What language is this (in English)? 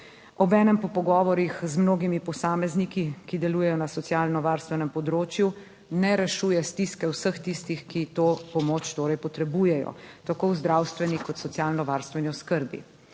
Slovenian